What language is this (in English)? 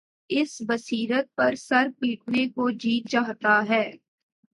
Urdu